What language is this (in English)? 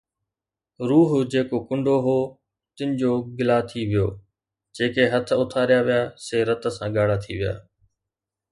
Sindhi